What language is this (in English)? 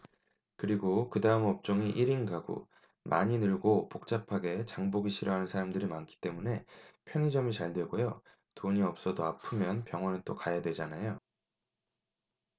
Korean